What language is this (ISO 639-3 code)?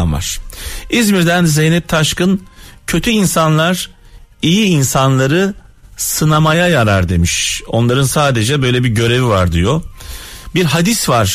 tur